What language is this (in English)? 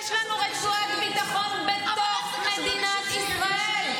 Hebrew